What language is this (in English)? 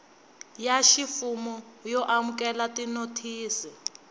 Tsonga